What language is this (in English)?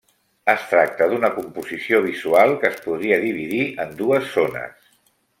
Catalan